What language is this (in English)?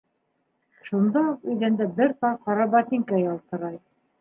Bashkir